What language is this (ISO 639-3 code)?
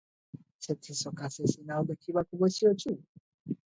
ori